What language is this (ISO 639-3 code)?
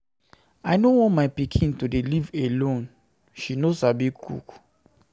pcm